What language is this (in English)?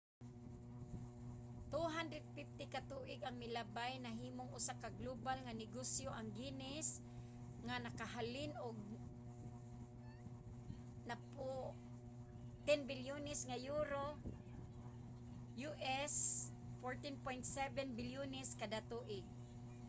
Cebuano